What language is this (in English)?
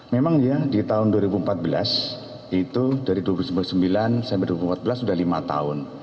Indonesian